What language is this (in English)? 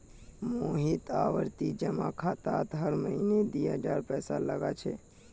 Magahi